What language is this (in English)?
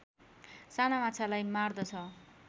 Nepali